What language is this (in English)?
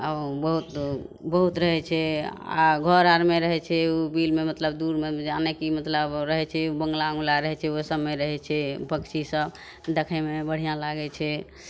Maithili